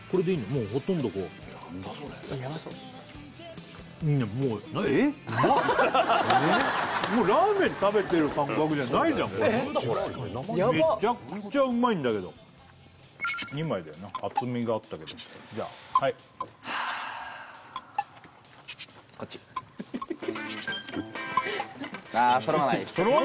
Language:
Japanese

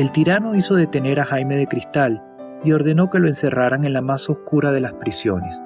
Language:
Spanish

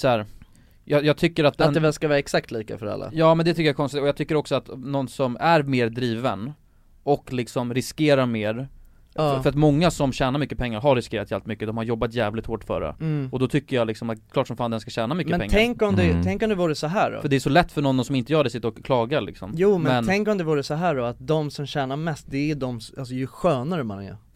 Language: Swedish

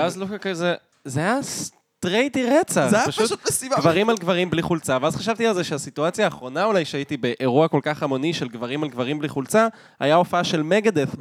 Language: Hebrew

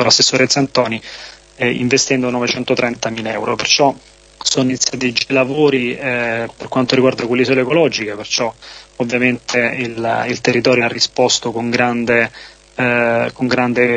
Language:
Italian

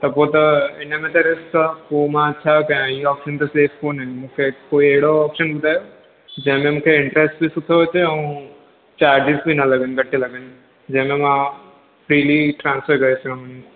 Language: Sindhi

